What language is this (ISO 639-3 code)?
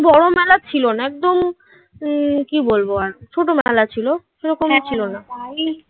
ben